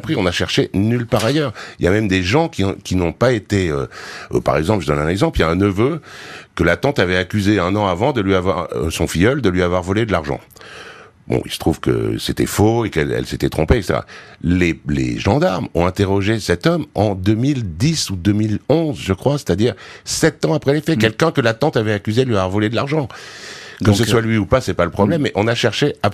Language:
French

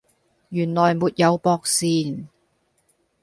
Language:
Cantonese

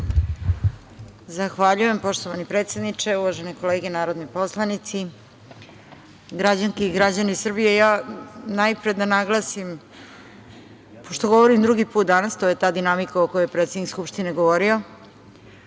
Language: Serbian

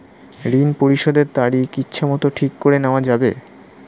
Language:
Bangla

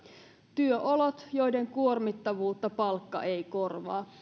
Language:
Finnish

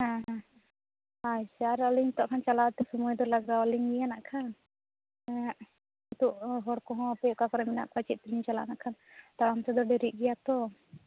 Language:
Santali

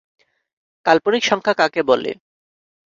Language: Bangla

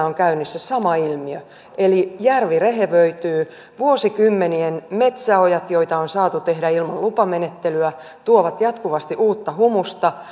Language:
Finnish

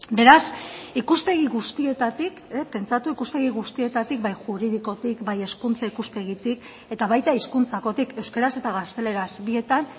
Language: Basque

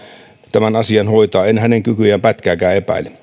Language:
Finnish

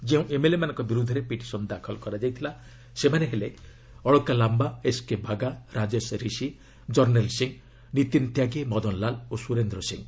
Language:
Odia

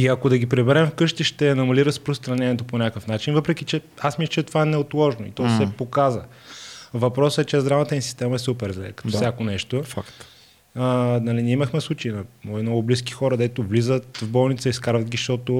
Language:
Bulgarian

